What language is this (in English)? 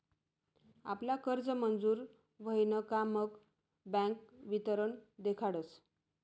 Marathi